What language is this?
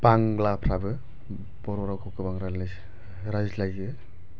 Bodo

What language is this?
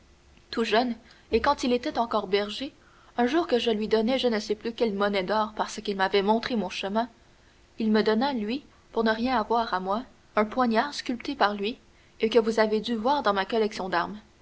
French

